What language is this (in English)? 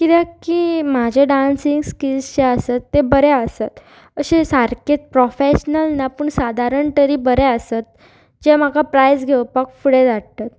Konkani